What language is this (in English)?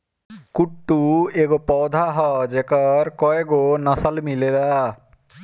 Bhojpuri